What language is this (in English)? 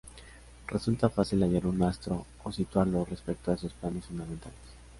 Spanish